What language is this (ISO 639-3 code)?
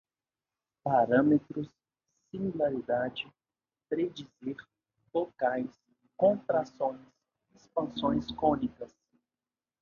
por